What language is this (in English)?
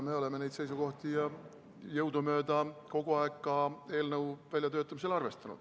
Estonian